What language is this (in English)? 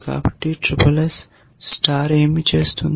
Telugu